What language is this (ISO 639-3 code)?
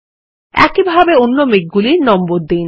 ben